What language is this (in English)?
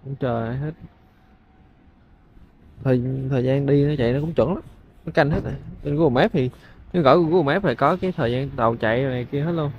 Vietnamese